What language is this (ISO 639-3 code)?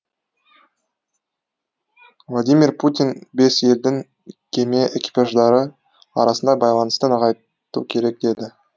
kaz